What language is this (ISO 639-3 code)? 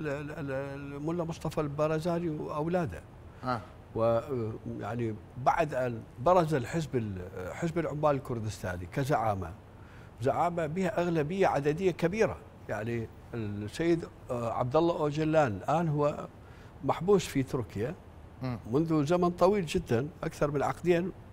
ara